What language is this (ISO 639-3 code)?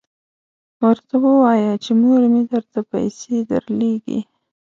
pus